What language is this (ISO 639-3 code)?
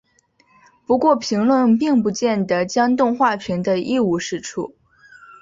zho